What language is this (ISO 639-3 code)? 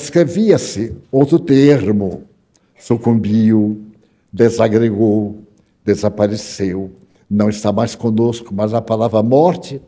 por